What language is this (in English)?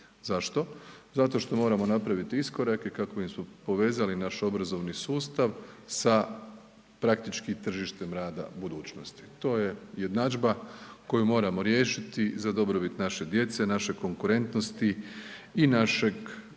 Croatian